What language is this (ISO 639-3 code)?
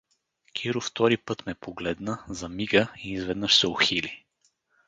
bul